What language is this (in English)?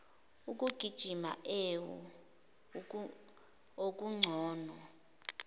Zulu